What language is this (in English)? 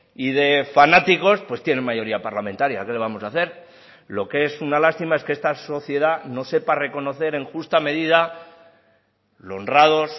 Spanish